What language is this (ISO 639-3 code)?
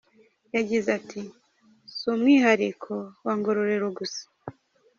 kin